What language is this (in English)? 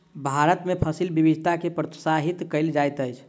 Maithili